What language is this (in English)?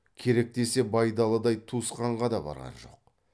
Kazakh